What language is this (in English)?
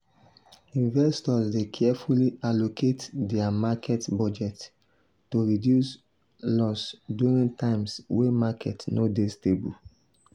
Nigerian Pidgin